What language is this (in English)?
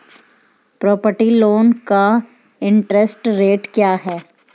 Hindi